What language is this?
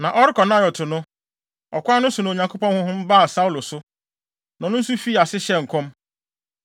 Akan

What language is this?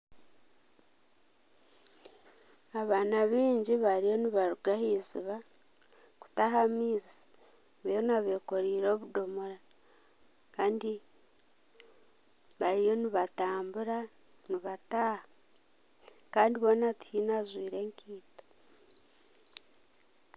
Nyankole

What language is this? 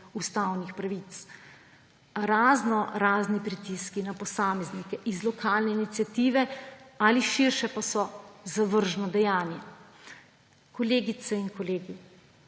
Slovenian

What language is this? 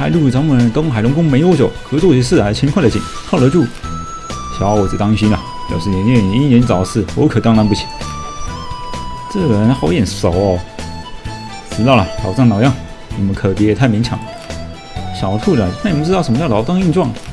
Chinese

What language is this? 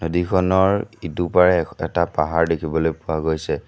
Assamese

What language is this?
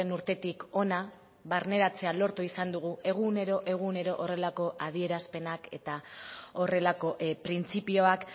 Basque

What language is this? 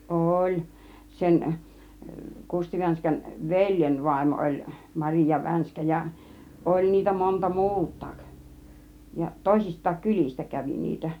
Finnish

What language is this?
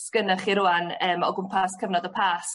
Welsh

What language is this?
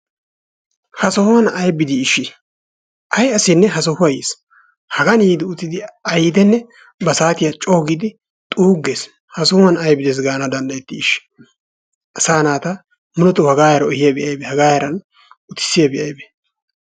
Wolaytta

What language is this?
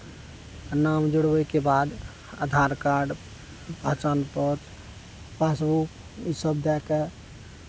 Maithili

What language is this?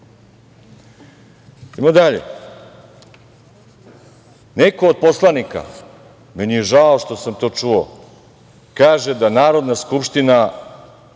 Serbian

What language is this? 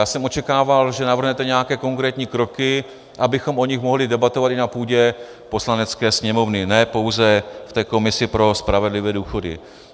Czech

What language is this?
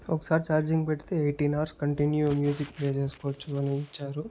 Telugu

